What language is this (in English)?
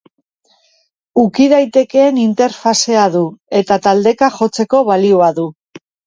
Basque